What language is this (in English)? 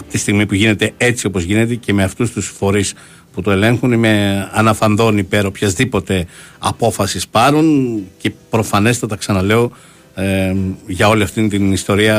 Greek